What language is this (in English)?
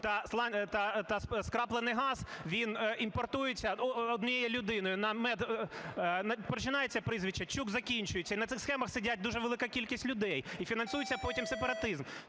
Ukrainian